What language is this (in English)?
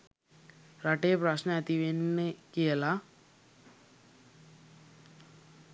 Sinhala